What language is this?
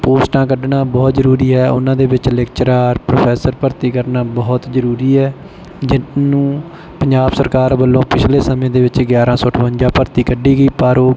Punjabi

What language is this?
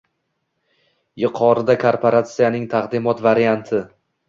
Uzbek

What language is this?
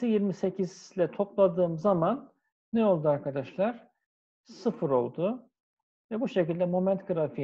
Turkish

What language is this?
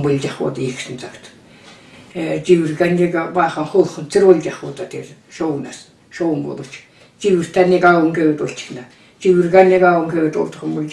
Turkish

